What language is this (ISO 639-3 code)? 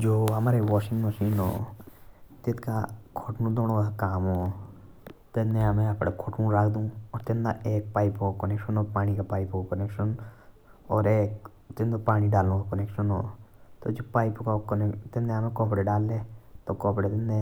jns